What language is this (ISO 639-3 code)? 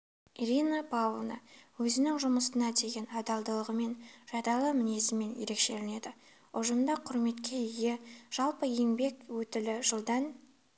kaz